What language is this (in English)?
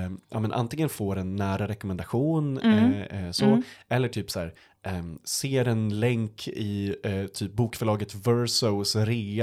Swedish